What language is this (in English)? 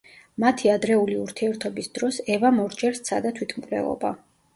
Georgian